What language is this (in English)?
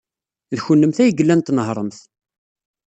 Kabyle